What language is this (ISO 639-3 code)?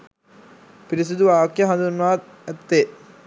sin